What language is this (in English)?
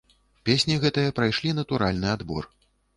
Belarusian